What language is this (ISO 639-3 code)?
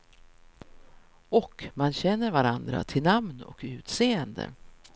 swe